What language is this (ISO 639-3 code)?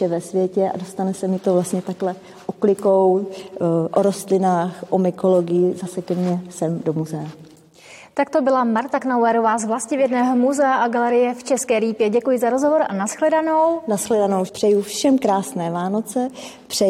ces